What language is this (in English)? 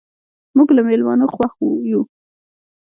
Pashto